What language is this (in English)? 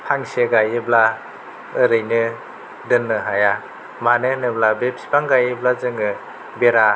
Bodo